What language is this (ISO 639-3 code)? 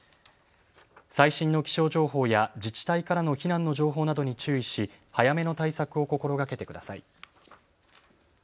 jpn